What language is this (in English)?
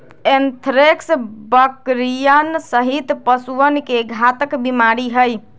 Magahi